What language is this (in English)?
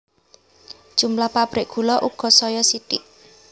Javanese